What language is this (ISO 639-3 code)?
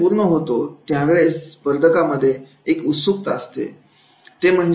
mar